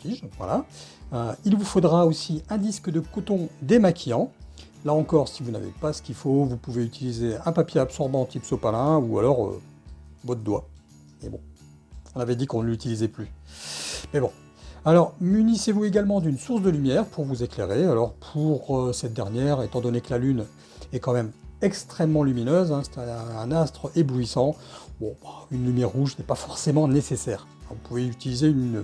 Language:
French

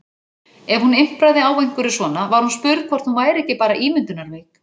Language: Icelandic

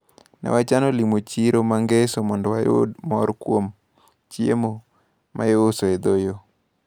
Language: Luo (Kenya and Tanzania)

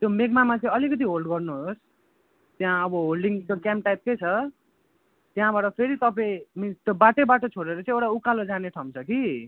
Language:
Nepali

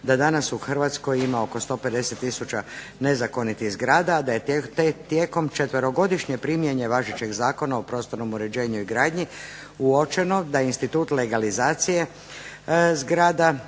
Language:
Croatian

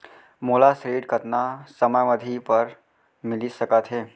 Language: Chhattisgarhi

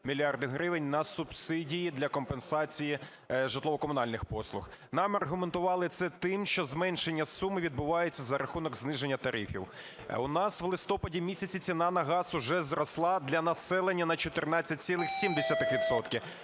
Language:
Ukrainian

